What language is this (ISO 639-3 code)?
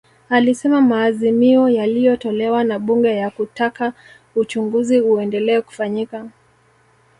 swa